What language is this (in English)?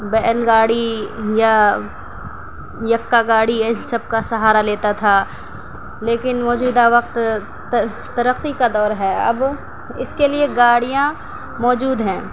Urdu